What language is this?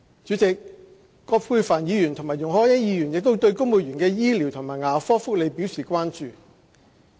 Cantonese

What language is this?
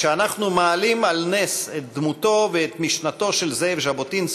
Hebrew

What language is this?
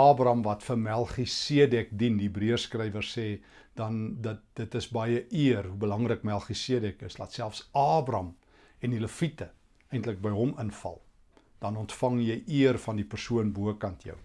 Dutch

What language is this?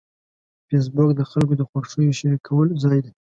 Pashto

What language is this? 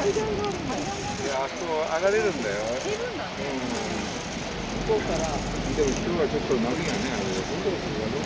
Japanese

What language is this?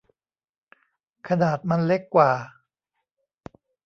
Thai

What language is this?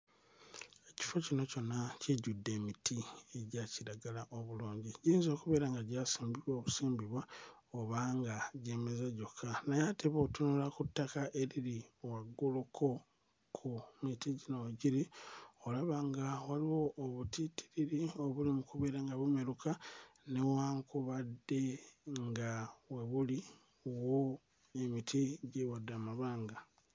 Ganda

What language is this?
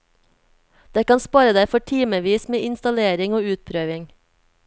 Norwegian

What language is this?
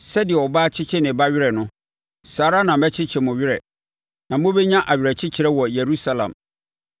Akan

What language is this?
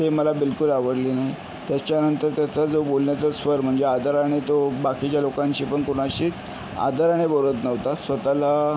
Marathi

